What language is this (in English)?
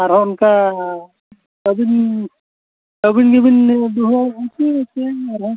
Santali